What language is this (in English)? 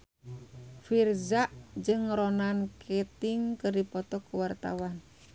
Sundanese